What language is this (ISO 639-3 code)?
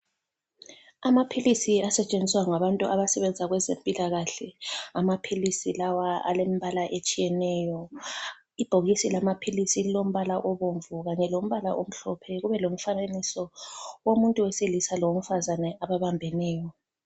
nde